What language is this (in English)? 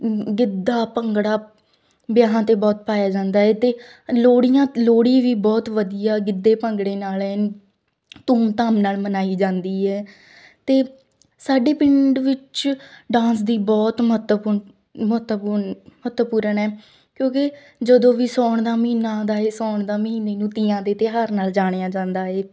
Punjabi